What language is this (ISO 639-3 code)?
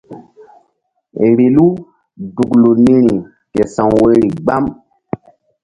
mdd